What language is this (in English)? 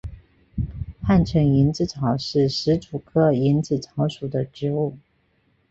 Chinese